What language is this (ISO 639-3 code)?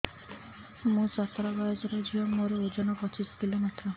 ori